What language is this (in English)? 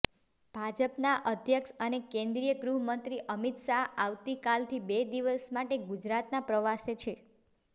Gujarati